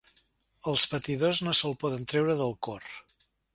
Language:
Catalan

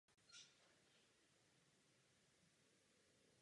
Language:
Czech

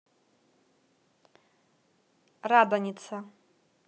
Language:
Russian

